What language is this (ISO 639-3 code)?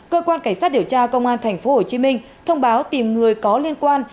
vie